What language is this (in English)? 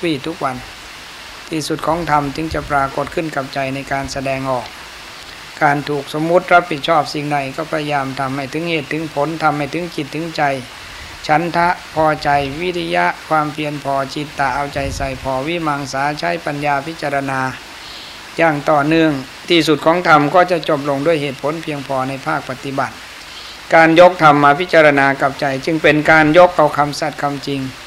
Thai